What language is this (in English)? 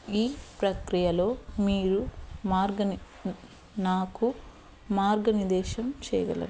Telugu